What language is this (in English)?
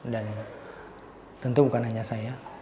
Indonesian